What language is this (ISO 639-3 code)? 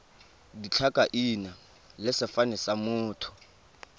tsn